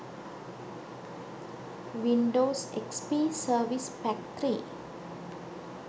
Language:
Sinhala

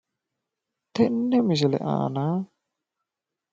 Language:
Sidamo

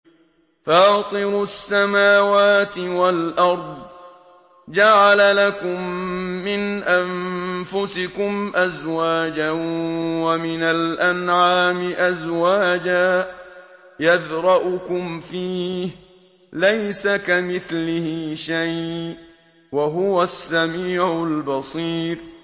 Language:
Arabic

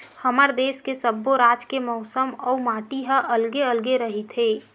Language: Chhattisgarhi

